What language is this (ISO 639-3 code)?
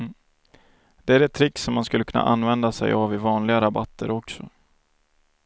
swe